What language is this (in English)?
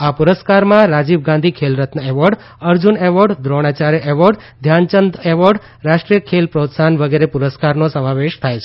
Gujarati